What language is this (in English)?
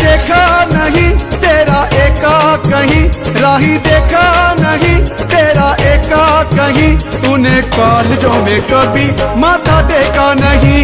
Hindi